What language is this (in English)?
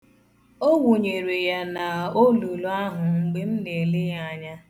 Igbo